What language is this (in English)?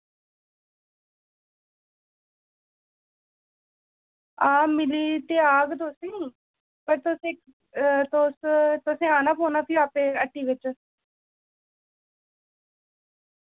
Dogri